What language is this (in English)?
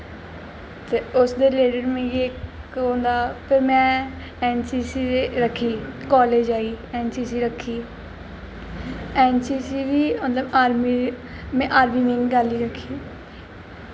Dogri